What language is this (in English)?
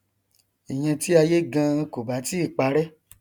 Yoruba